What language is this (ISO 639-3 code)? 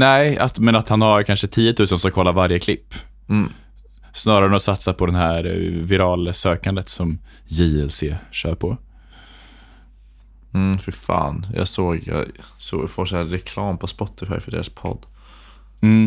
swe